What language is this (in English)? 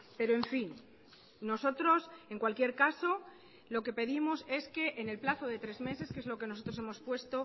Spanish